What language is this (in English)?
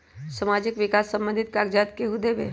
Magahi